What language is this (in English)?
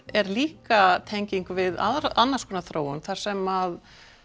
Icelandic